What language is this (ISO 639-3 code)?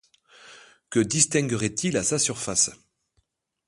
fra